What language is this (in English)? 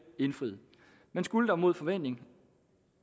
Danish